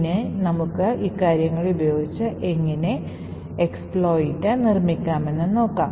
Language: Malayalam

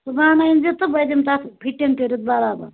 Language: Kashmiri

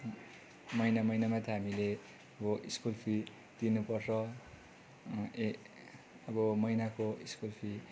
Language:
Nepali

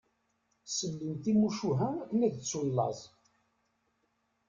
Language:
Kabyle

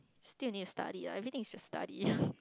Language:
English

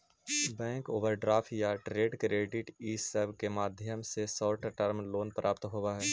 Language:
Magahi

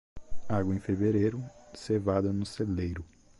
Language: Portuguese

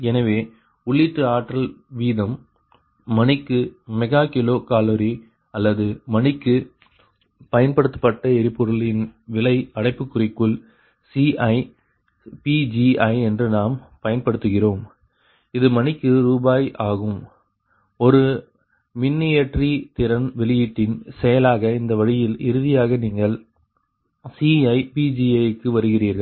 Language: Tamil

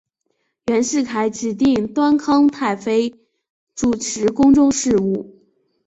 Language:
Chinese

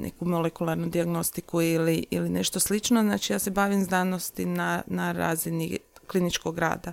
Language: Croatian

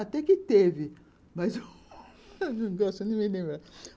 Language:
Portuguese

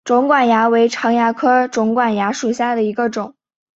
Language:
Chinese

